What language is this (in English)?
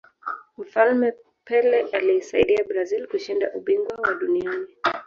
Swahili